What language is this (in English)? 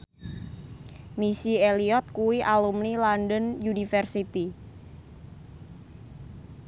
Javanese